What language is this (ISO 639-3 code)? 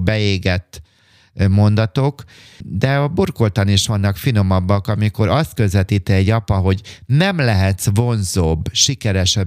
hun